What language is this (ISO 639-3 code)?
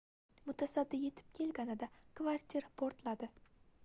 uzb